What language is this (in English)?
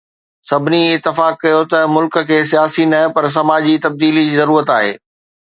Sindhi